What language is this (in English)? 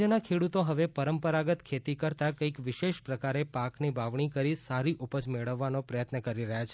Gujarati